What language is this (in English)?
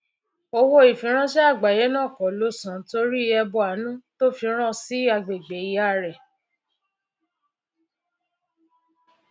Yoruba